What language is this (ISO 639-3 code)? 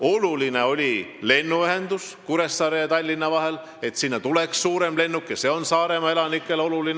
est